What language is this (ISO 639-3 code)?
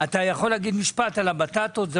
heb